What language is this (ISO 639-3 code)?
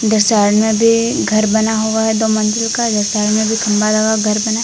hin